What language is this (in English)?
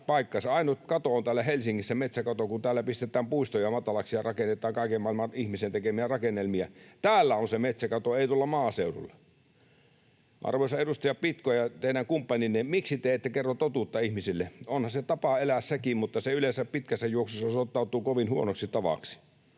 Finnish